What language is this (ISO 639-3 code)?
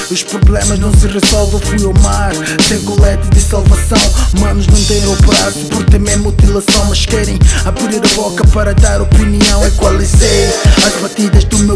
por